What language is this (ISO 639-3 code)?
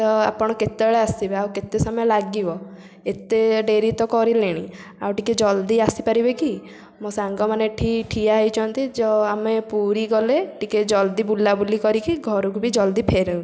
ori